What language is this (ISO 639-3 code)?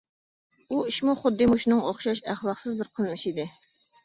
uig